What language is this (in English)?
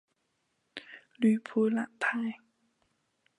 Chinese